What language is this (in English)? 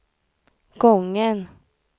Swedish